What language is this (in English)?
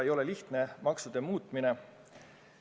Estonian